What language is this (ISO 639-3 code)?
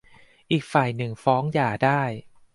tha